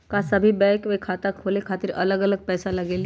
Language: Magahi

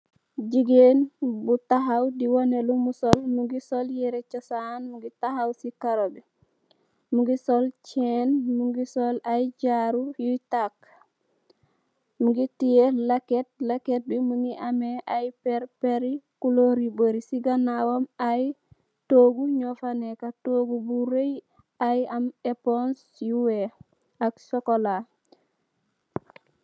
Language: Wolof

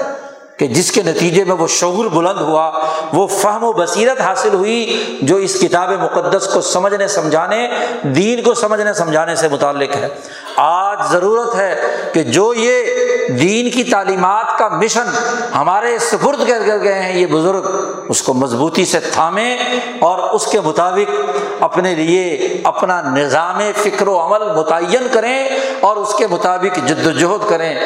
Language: Urdu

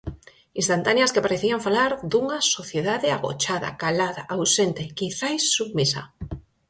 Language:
Galician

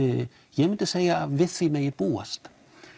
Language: Icelandic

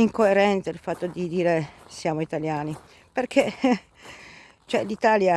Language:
Italian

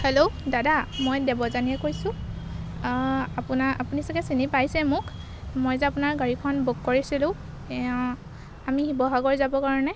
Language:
Assamese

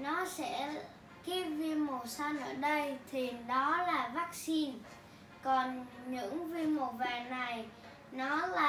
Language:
Vietnamese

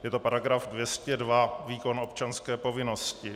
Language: Czech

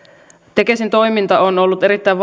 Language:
Finnish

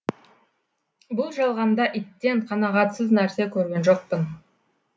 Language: Kazakh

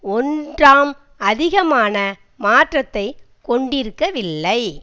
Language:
Tamil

